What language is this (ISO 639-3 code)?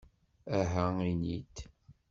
kab